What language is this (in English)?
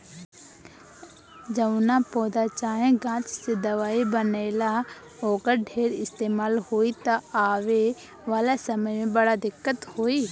Bhojpuri